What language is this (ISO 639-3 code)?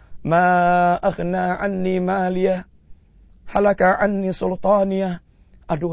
msa